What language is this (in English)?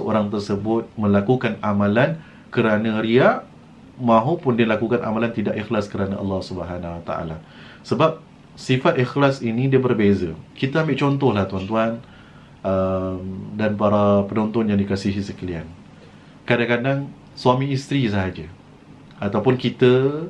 Malay